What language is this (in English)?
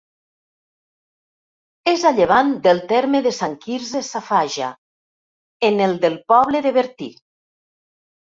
Catalan